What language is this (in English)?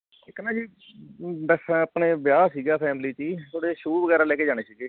Punjabi